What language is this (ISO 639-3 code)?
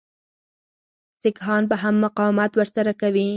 pus